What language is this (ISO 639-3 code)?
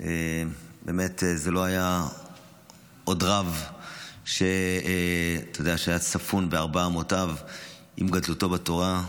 heb